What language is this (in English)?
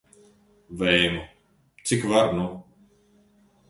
Latvian